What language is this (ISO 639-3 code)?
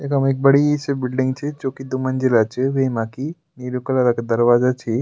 gbm